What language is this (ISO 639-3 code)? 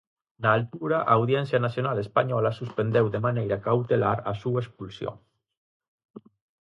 glg